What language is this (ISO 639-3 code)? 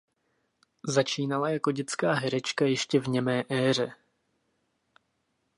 ces